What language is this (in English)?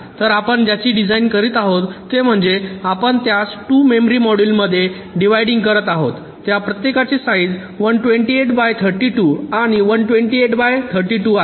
Marathi